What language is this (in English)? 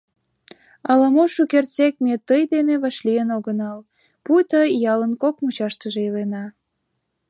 Mari